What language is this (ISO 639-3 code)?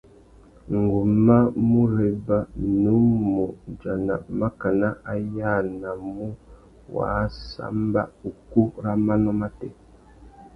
bag